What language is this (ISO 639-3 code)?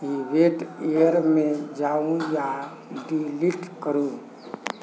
mai